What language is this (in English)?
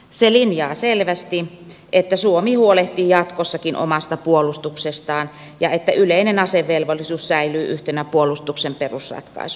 Finnish